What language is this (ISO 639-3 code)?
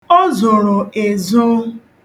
ibo